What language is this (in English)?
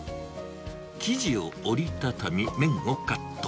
Japanese